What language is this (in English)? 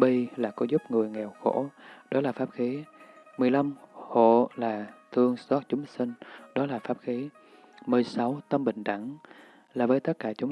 Vietnamese